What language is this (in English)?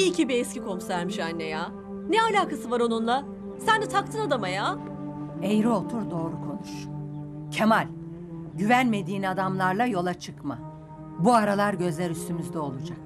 Turkish